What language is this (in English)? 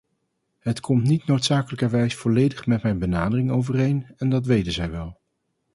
Dutch